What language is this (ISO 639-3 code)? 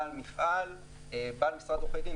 heb